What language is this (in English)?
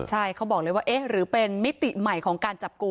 Thai